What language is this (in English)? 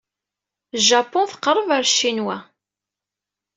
Kabyle